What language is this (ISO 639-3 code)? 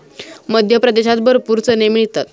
mar